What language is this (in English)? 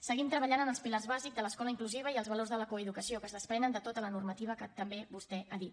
Catalan